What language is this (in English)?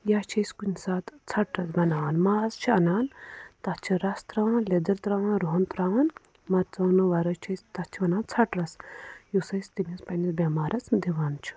Kashmiri